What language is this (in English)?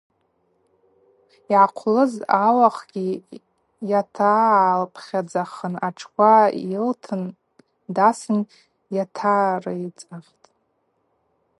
Abaza